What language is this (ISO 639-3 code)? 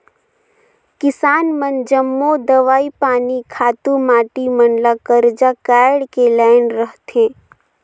hne